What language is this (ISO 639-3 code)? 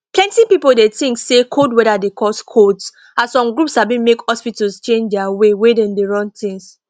pcm